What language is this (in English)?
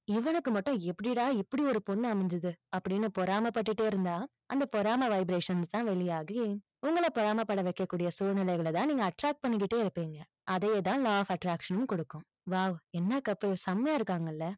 Tamil